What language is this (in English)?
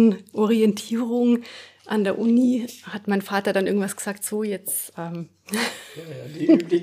German